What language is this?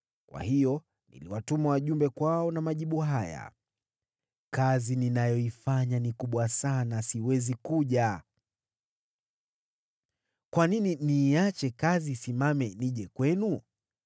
Swahili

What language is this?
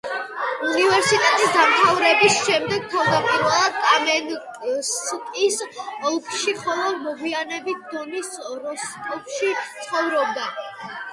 Georgian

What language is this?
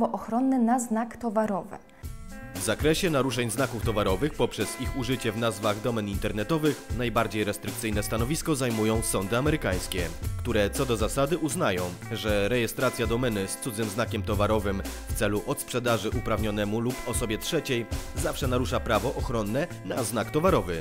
Polish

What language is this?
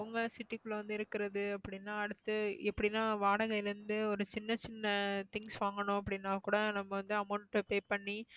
Tamil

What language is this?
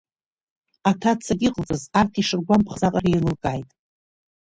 Abkhazian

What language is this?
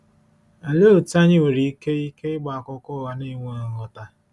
Igbo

